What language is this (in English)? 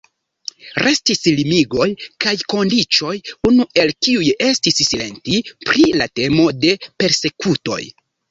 Esperanto